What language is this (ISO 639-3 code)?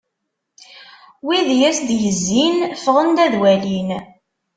kab